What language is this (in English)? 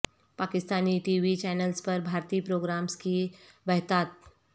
Urdu